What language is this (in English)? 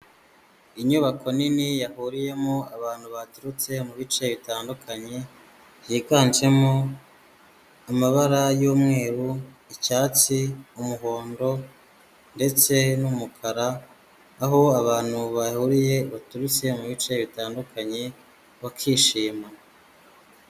Kinyarwanda